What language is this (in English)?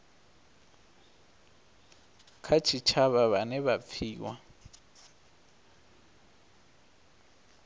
Venda